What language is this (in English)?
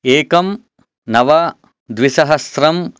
Sanskrit